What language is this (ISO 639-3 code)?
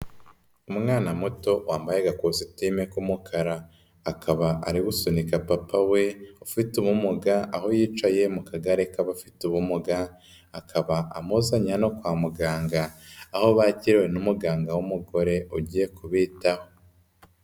kin